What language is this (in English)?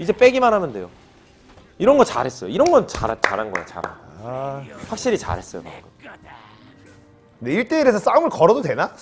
Korean